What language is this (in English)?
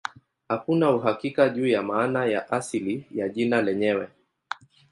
Swahili